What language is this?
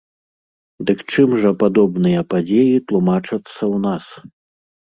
Belarusian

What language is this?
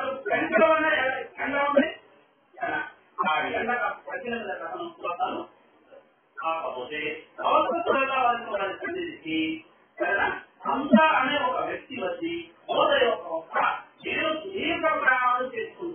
Arabic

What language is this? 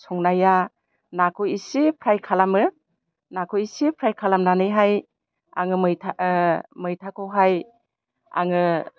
Bodo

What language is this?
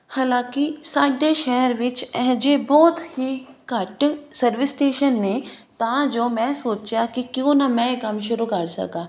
Punjabi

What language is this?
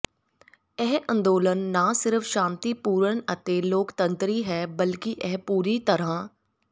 Punjabi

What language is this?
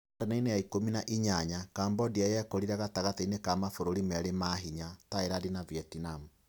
Kikuyu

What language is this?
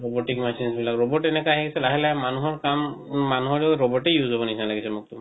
Assamese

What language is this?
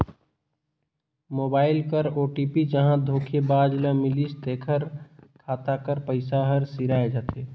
Chhattisgarhi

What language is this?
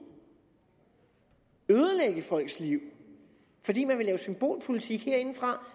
Danish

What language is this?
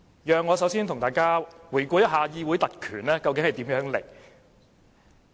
Cantonese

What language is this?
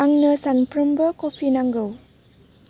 Bodo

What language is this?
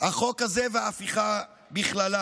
Hebrew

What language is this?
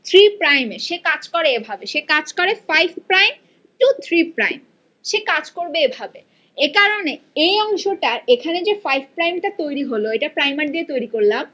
Bangla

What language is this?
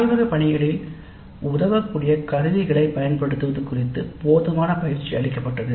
Tamil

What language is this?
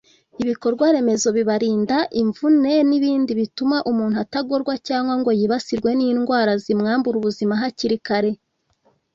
Kinyarwanda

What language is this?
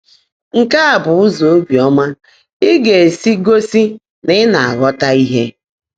Igbo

